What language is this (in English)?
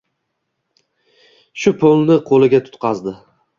Uzbek